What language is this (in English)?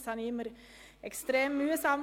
Swiss German